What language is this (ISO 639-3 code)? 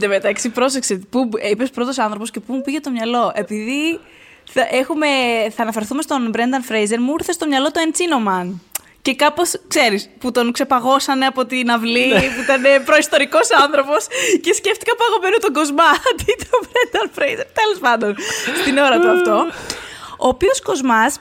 ell